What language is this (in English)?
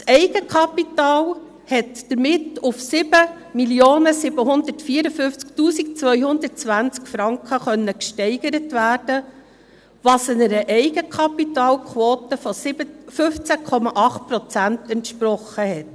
Swiss German